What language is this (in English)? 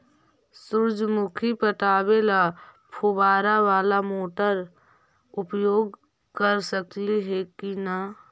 Magahi